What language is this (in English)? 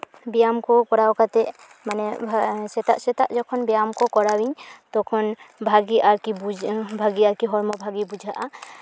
Santali